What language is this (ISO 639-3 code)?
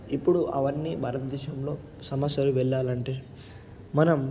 tel